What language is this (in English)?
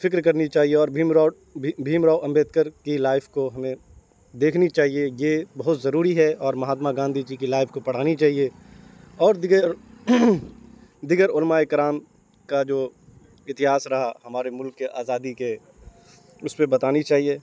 Urdu